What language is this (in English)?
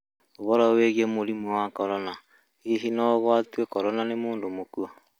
Kikuyu